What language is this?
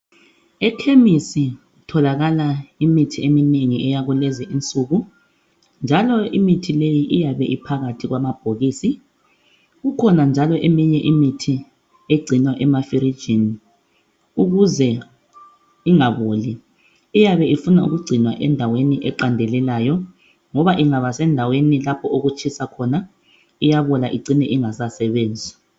North Ndebele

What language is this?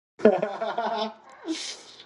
Pashto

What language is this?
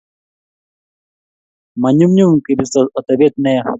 Kalenjin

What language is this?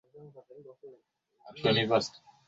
Swahili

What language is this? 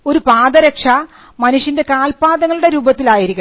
Malayalam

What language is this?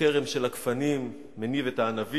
Hebrew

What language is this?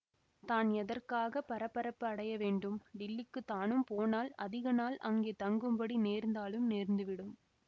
Tamil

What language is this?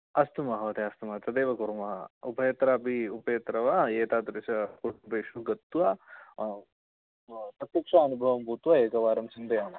Sanskrit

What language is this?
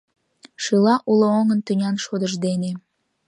Mari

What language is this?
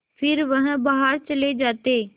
Hindi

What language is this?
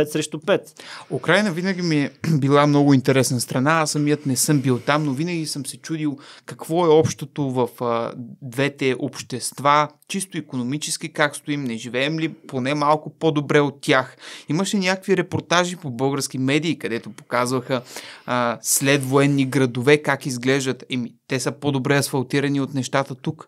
Bulgarian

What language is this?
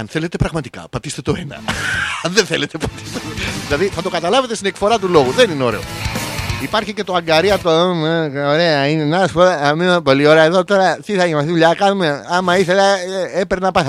Greek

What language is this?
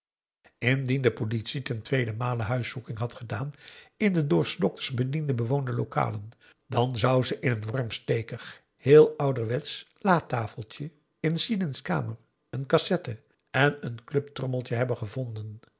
Dutch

